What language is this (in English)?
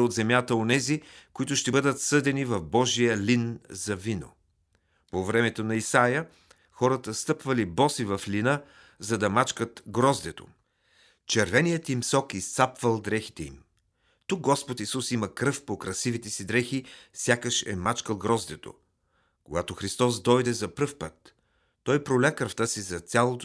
Bulgarian